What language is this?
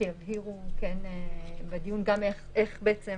Hebrew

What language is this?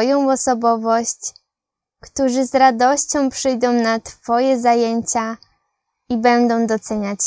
Polish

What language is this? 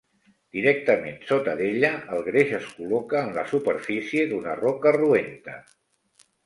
Catalan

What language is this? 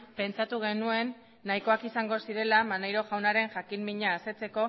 Basque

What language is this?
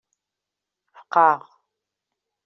Kabyle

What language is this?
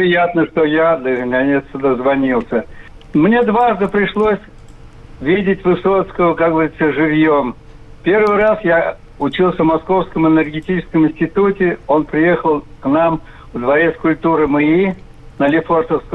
Russian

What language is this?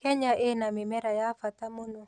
Kikuyu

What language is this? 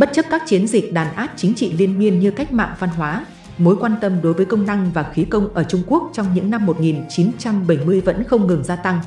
Vietnamese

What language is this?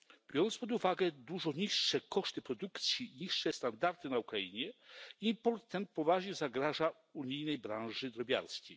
Polish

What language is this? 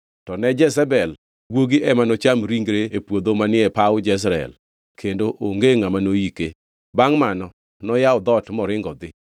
Luo (Kenya and Tanzania)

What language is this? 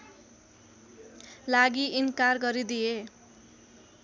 Nepali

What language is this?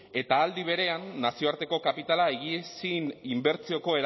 Basque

